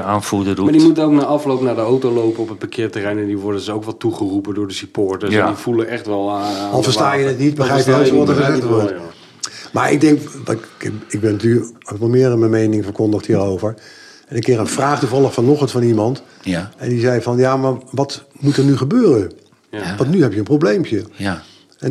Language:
Dutch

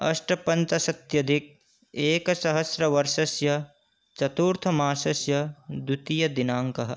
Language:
Sanskrit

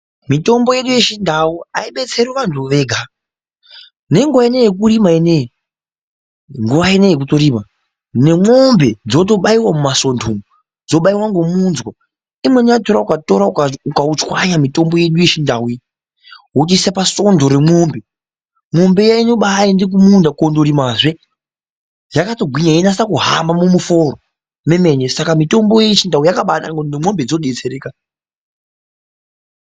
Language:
Ndau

